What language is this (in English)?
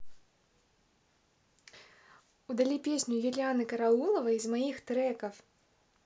Russian